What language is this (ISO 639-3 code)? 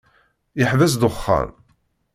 kab